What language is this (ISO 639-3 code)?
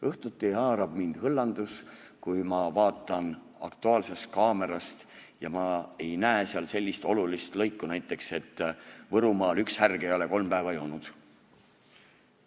est